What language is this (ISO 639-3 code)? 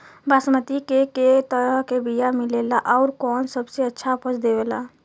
bho